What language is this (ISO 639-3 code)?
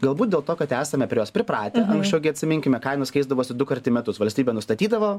lit